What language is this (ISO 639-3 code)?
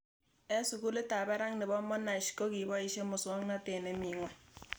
kln